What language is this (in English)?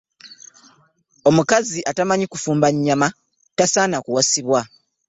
Ganda